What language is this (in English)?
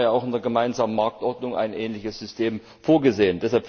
German